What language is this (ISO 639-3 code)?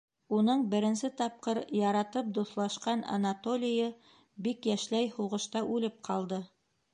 bak